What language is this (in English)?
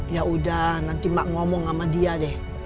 Indonesian